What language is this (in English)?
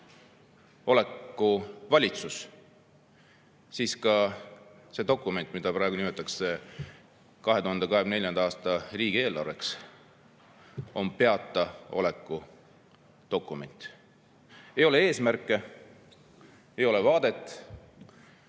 Estonian